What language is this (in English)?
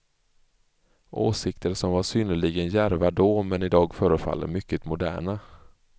Swedish